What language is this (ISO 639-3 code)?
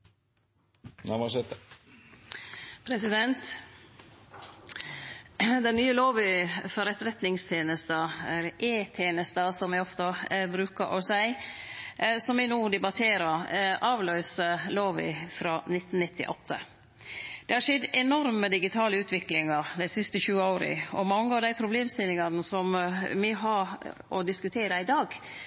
nor